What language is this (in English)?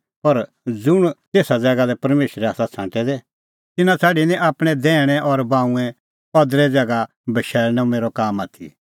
Kullu Pahari